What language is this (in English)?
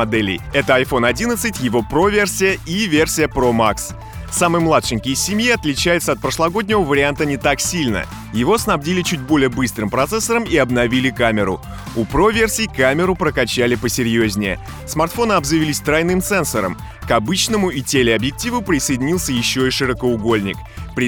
Russian